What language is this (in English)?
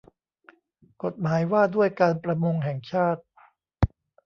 Thai